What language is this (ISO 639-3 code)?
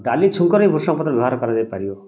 ori